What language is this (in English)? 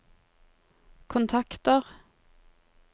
Norwegian